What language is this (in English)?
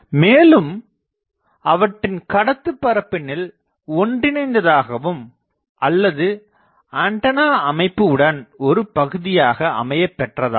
Tamil